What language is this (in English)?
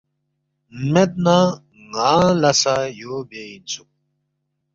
Balti